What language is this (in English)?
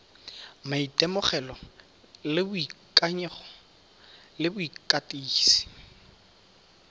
Tswana